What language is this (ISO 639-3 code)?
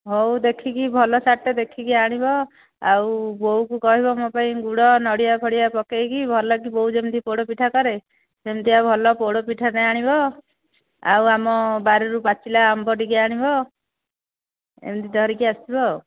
ori